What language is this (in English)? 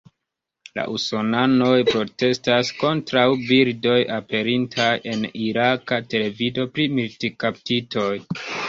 Esperanto